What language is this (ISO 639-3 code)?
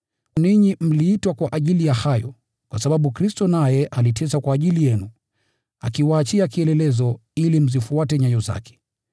swa